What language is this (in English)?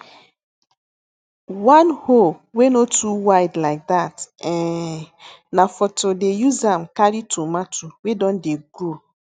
Nigerian Pidgin